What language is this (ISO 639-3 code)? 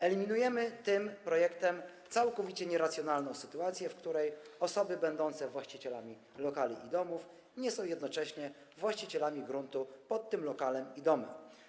pol